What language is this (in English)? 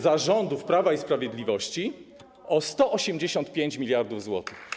Polish